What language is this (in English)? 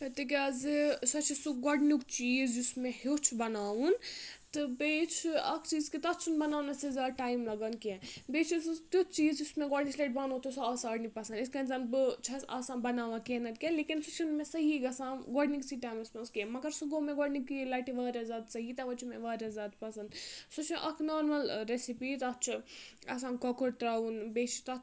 Kashmiri